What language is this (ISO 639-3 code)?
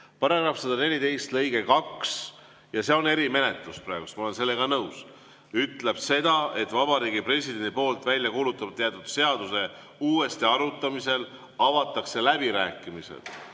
est